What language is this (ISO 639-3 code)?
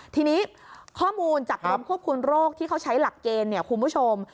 tha